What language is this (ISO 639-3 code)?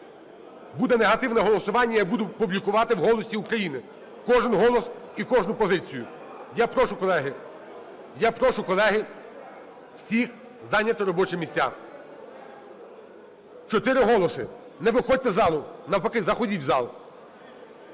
ukr